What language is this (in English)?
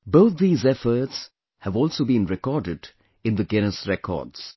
English